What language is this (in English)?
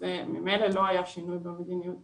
Hebrew